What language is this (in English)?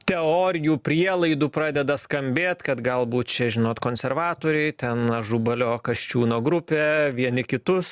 Lithuanian